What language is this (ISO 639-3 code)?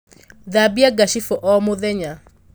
kik